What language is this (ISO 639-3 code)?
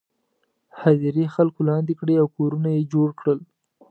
pus